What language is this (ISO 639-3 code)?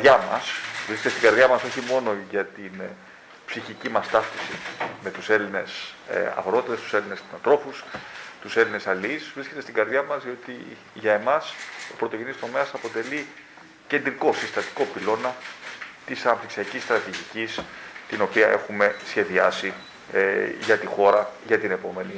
ell